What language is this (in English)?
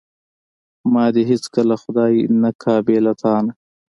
Pashto